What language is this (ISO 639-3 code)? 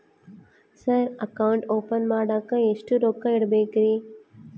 kan